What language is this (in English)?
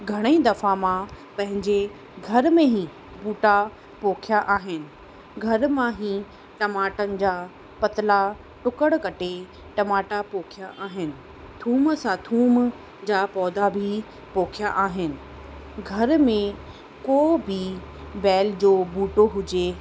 Sindhi